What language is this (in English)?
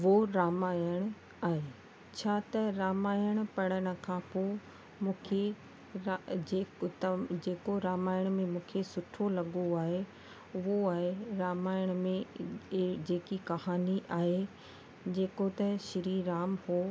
Sindhi